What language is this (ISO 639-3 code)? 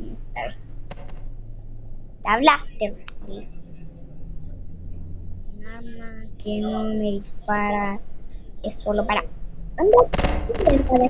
spa